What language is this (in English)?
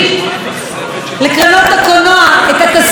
Hebrew